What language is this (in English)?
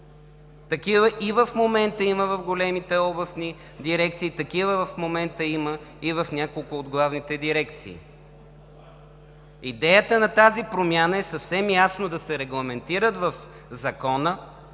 Bulgarian